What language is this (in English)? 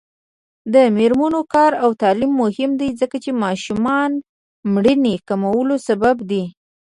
Pashto